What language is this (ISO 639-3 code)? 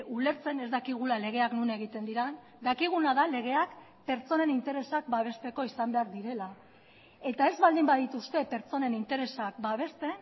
eus